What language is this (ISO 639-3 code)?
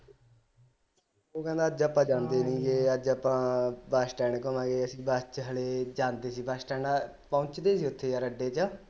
pan